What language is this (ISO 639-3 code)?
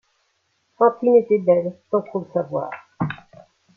fra